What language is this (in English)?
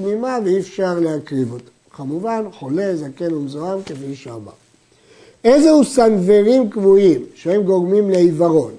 Hebrew